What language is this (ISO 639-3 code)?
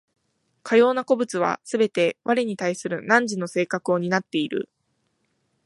jpn